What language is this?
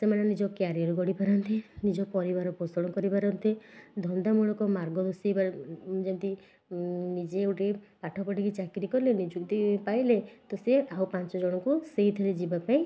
Odia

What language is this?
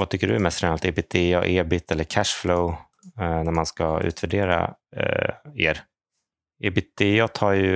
Swedish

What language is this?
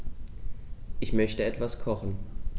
German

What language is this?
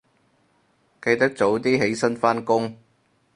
Cantonese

